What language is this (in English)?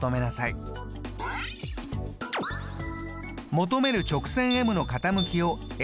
Japanese